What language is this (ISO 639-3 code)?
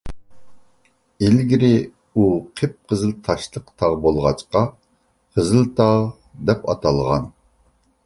uig